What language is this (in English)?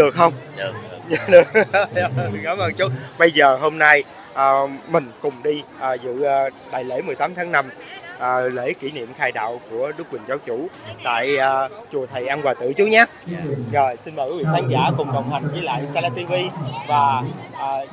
Vietnamese